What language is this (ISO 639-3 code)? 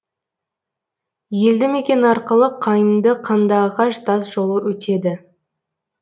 kaz